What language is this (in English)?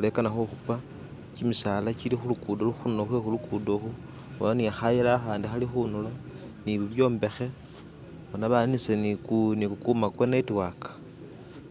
Masaaba